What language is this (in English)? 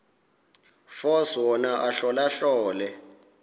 Xhosa